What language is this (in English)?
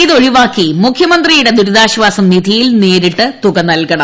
Malayalam